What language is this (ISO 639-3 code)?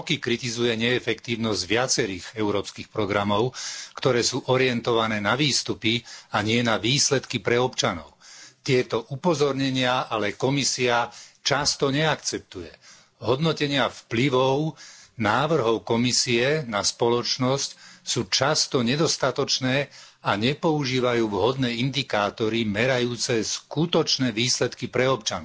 slk